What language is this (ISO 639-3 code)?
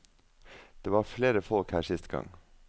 nor